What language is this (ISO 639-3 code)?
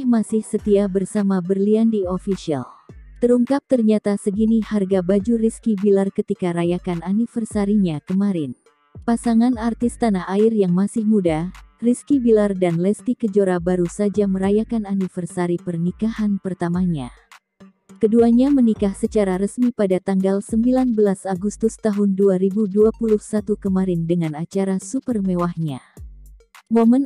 ind